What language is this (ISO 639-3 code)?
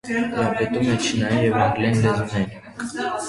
hye